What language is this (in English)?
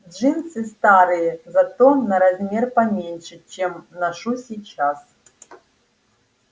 Russian